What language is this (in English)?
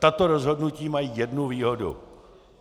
Czech